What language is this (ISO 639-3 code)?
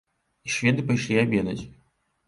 bel